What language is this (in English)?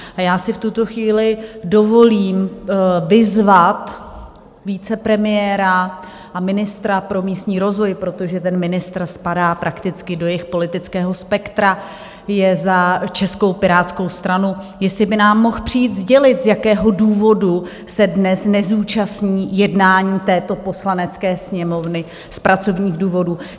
Czech